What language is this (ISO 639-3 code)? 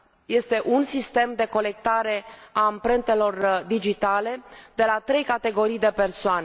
ron